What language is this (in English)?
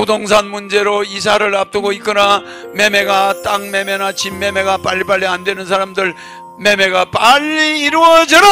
Korean